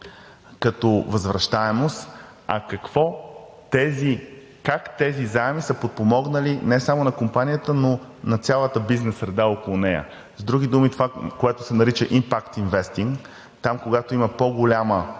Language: Bulgarian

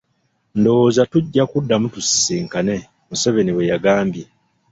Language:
Ganda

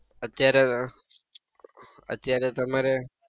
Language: Gujarati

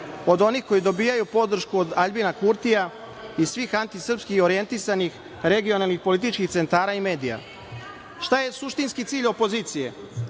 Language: Serbian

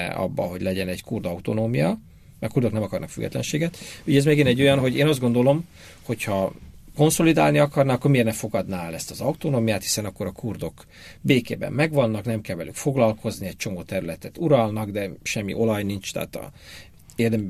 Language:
Hungarian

